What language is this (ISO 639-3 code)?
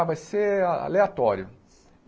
por